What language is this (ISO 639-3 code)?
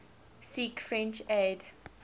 eng